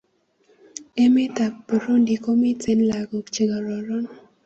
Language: Kalenjin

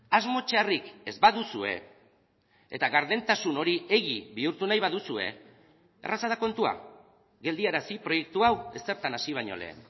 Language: Basque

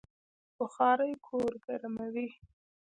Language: Pashto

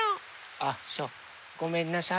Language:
Japanese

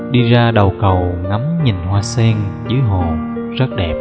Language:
Vietnamese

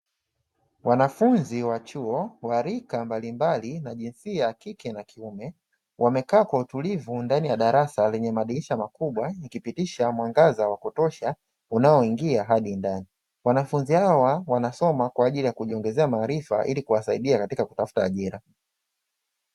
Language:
Swahili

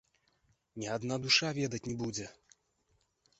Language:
Belarusian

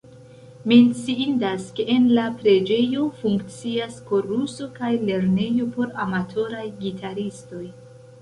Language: Esperanto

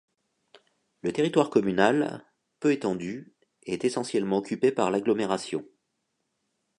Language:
French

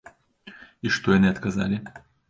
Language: Belarusian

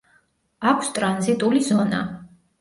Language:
Georgian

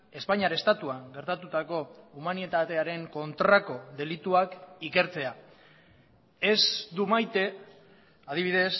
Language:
Basque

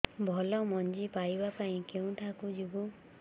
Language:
Odia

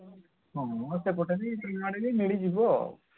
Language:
Odia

